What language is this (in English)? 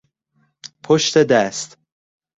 Persian